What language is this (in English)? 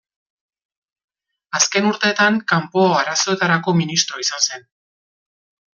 Basque